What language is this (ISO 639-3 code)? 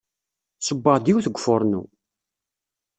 kab